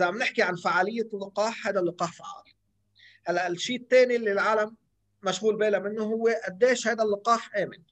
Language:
Arabic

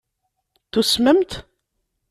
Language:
Kabyle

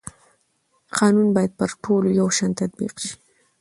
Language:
Pashto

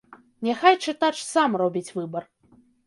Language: Belarusian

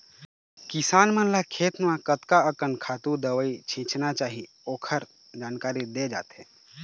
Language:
Chhattisgarhi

